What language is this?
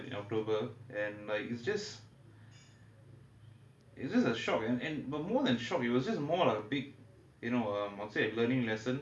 English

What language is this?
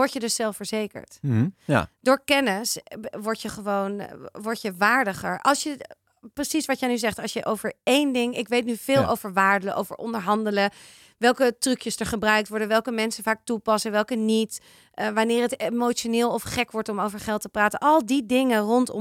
Dutch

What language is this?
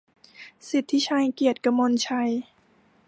Thai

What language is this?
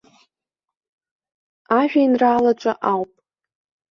Abkhazian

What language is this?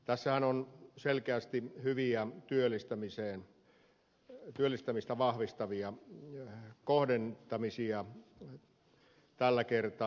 Finnish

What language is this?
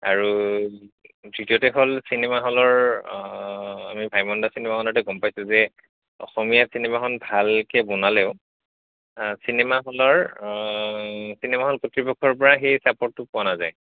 Assamese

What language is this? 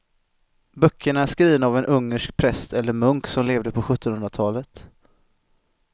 Swedish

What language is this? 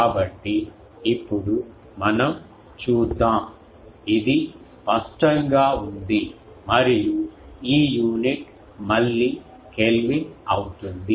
Telugu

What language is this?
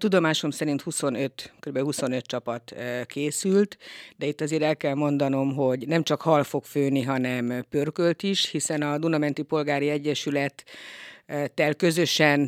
Hungarian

